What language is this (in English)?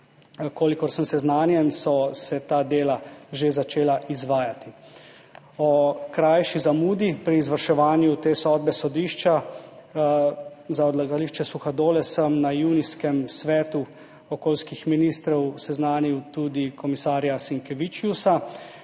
Slovenian